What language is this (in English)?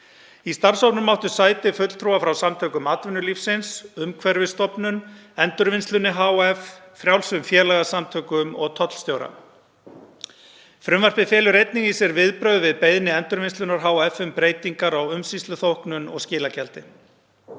Icelandic